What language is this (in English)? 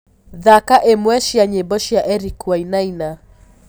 Kikuyu